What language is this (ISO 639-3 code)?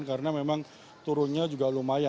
ind